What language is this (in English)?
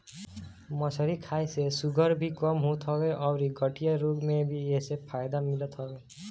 Bhojpuri